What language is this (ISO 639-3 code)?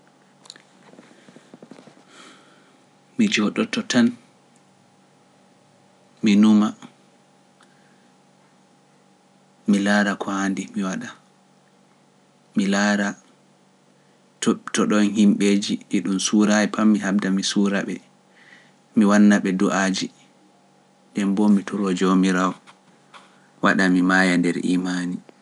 fuf